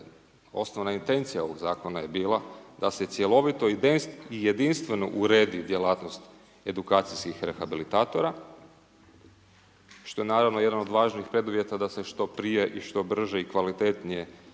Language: Croatian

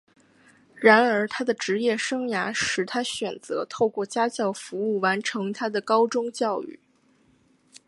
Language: Chinese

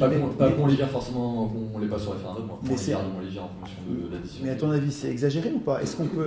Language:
French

